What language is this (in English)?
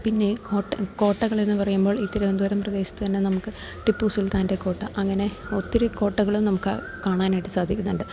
Malayalam